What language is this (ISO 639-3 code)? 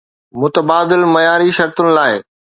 snd